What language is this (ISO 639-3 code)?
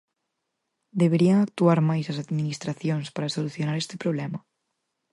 glg